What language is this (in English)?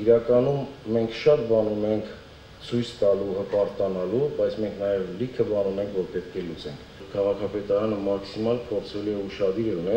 Romanian